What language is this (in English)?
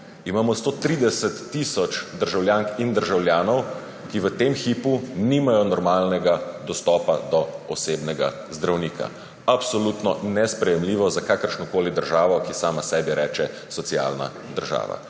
Slovenian